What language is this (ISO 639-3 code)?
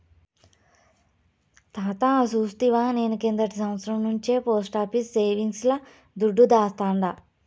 tel